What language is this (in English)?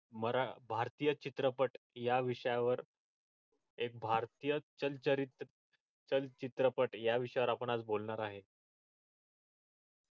Marathi